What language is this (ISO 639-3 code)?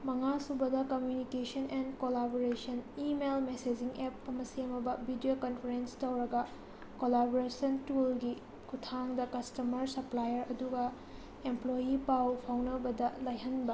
mni